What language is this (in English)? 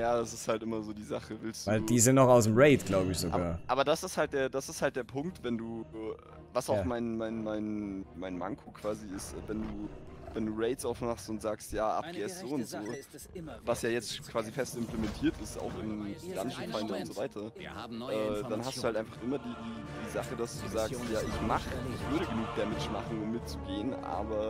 German